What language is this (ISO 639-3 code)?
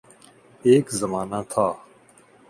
urd